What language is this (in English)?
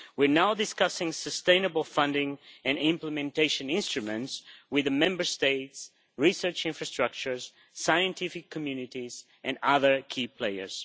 English